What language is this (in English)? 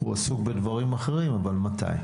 Hebrew